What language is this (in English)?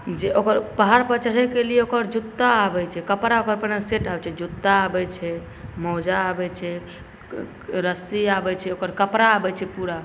Maithili